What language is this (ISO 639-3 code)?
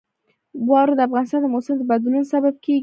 pus